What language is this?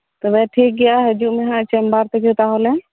Santali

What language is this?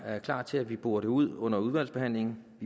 Danish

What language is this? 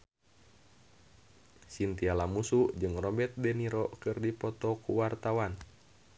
Sundanese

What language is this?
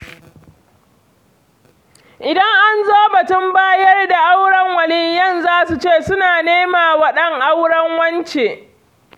Hausa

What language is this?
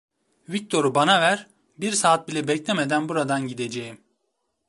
Turkish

